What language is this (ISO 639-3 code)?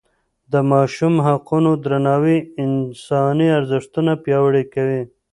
pus